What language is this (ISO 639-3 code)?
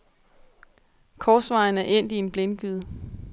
dan